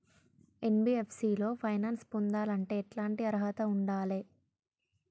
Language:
Telugu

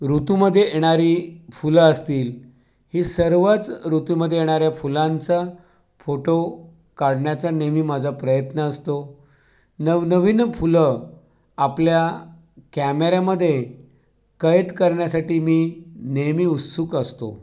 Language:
Marathi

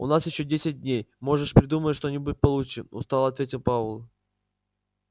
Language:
Russian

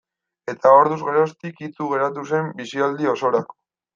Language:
Basque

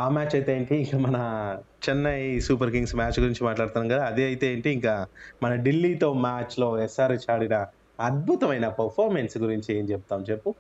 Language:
Telugu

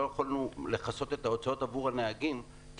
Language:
Hebrew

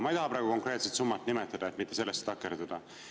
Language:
Estonian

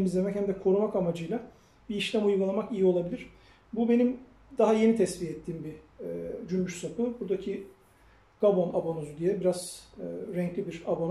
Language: Turkish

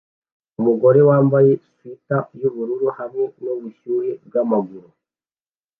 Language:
Kinyarwanda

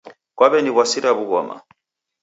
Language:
Taita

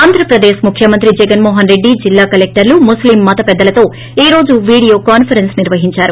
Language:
Telugu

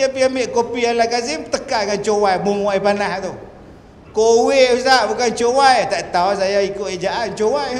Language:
Malay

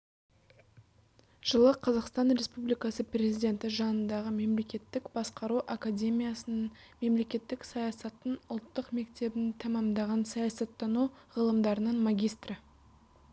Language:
Kazakh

